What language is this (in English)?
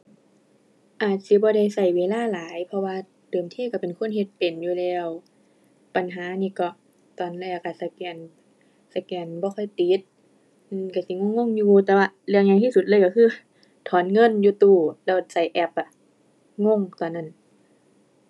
Thai